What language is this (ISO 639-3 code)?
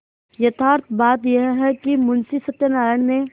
hin